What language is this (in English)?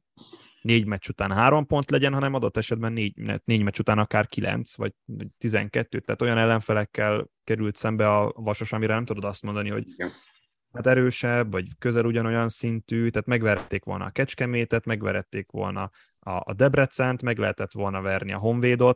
Hungarian